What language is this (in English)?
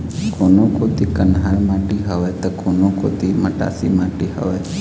Chhattisgarhi